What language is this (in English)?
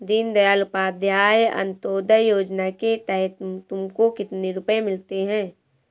Hindi